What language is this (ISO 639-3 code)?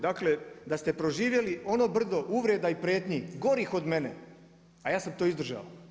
hrv